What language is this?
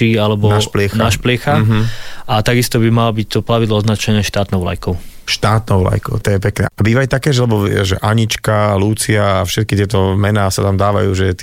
Slovak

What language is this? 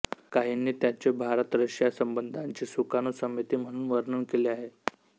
Marathi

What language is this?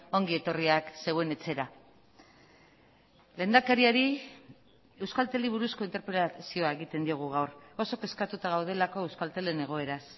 Basque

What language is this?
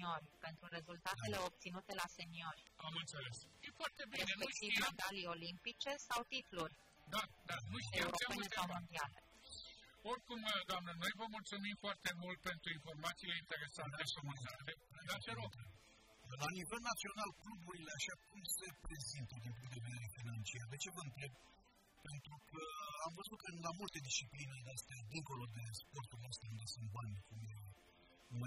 Romanian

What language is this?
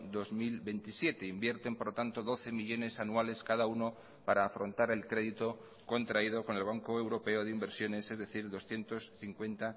Spanish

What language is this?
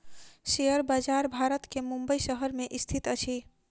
Maithili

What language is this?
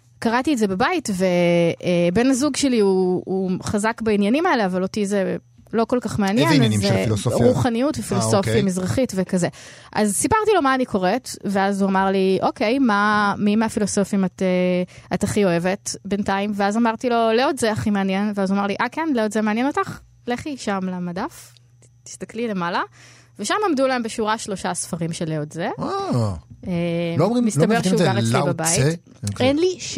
Hebrew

